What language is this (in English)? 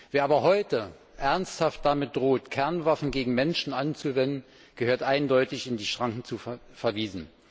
German